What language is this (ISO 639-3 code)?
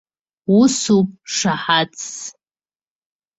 abk